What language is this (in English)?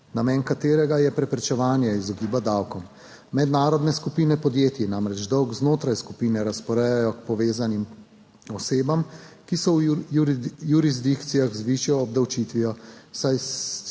Slovenian